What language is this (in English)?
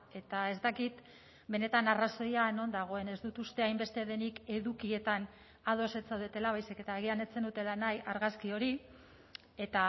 Basque